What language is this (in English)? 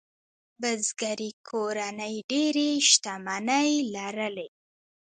Pashto